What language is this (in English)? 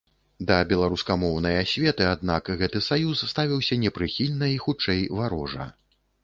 Belarusian